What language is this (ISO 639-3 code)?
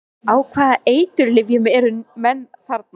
isl